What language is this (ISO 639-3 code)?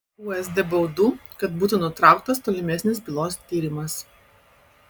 lit